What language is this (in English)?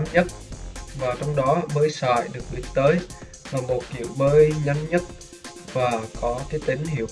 Vietnamese